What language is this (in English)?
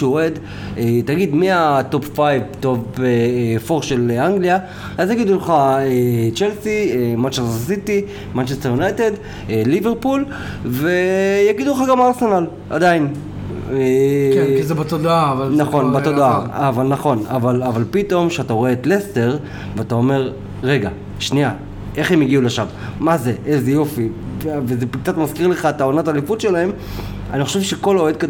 Hebrew